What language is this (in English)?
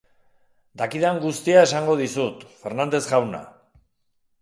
Basque